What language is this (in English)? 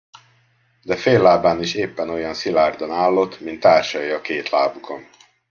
Hungarian